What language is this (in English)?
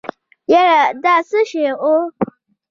Pashto